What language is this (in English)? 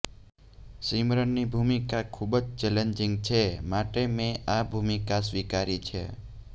Gujarati